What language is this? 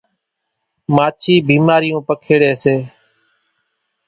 Kachi Koli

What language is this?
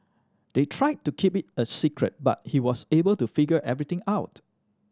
English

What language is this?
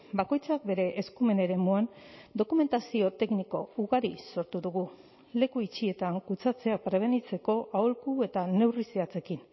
Basque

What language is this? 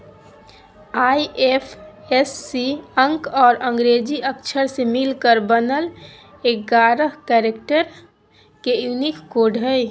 Magahi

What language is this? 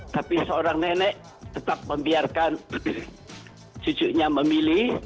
Indonesian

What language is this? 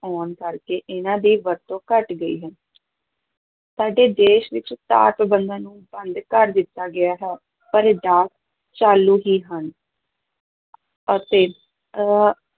Punjabi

